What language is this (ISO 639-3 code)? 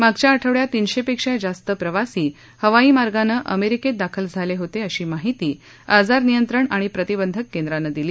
mar